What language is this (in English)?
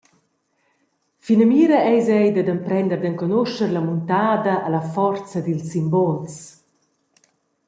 Romansh